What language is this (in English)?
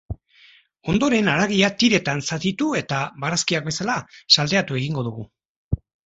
Basque